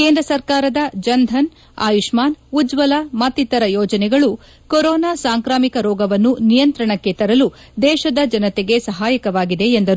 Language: Kannada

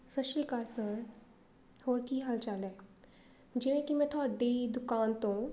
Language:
Punjabi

